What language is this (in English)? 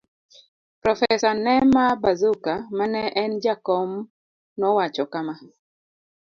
Luo (Kenya and Tanzania)